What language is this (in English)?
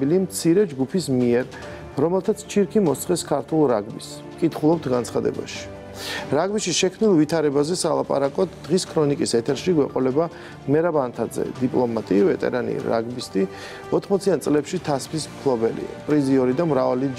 Romanian